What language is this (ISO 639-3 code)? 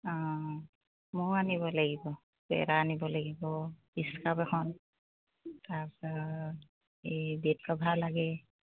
asm